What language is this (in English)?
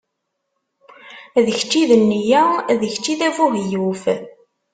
Kabyle